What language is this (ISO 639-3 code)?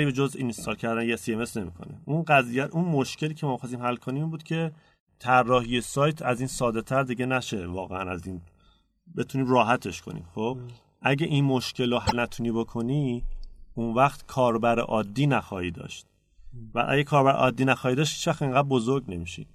fas